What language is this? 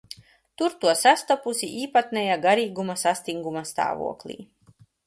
Latvian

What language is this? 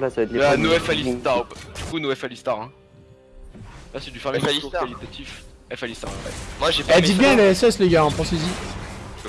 French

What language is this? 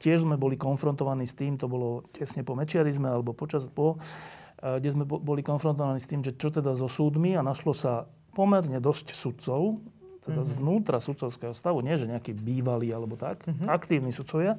Slovak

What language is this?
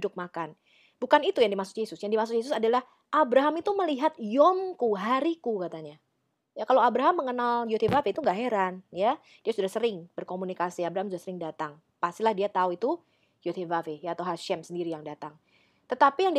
Indonesian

